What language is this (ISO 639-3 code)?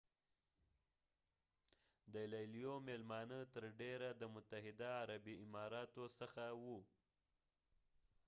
pus